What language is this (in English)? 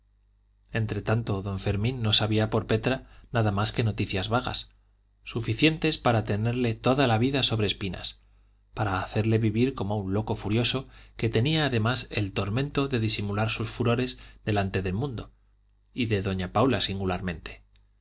Spanish